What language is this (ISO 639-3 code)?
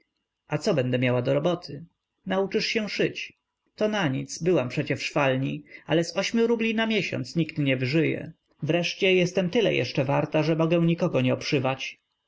pol